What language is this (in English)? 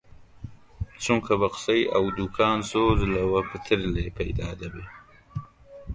Central Kurdish